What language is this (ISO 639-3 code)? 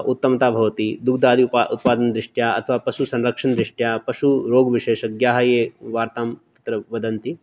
san